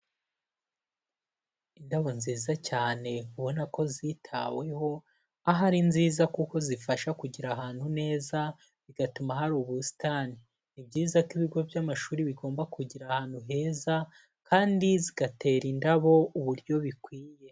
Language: Kinyarwanda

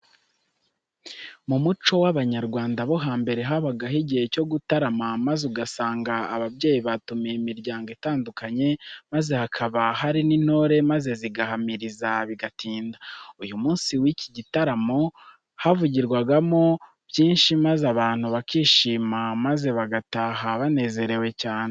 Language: Kinyarwanda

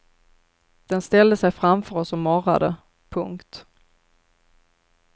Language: Swedish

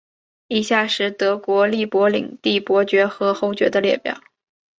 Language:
Chinese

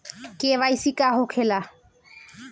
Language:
Bhojpuri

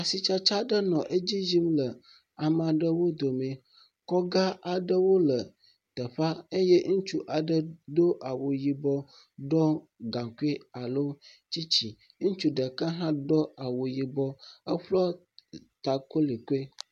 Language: Ewe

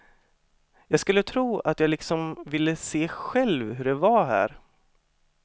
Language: Swedish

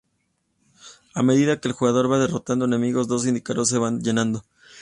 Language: Spanish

